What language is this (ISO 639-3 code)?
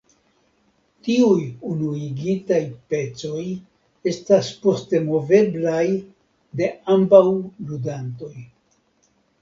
epo